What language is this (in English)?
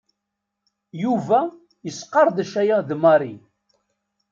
Kabyle